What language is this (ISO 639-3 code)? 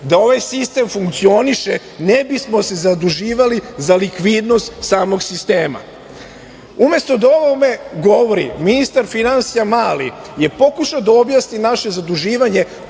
srp